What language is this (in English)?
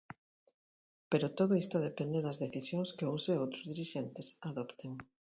Galician